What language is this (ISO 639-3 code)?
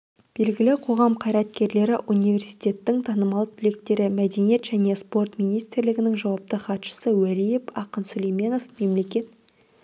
kaz